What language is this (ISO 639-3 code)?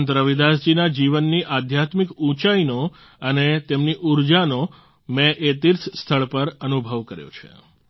guj